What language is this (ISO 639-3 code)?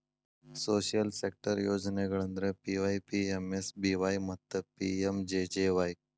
kan